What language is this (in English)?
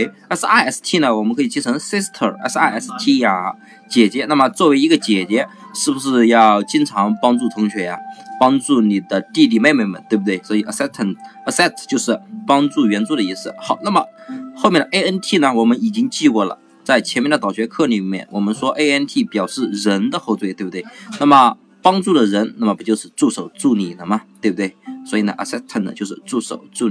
Chinese